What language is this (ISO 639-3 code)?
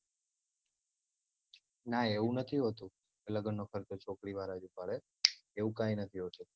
guj